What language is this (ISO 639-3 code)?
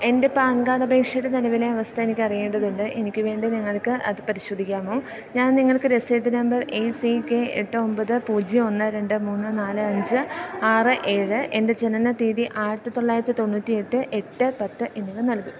mal